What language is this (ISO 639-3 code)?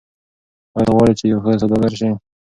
pus